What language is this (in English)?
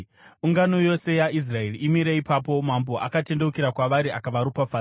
Shona